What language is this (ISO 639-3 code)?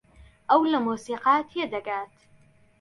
ckb